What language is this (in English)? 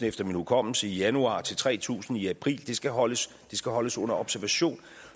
Danish